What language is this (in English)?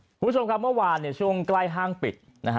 Thai